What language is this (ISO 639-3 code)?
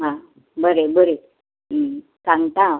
kok